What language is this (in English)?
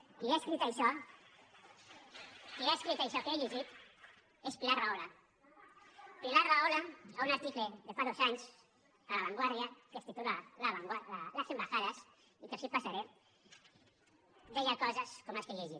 Catalan